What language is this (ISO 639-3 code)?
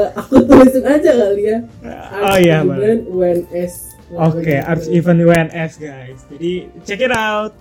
ind